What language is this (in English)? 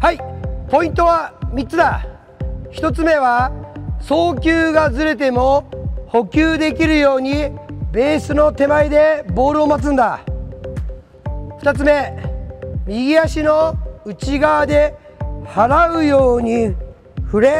Japanese